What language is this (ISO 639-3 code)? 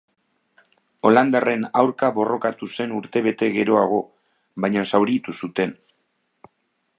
eus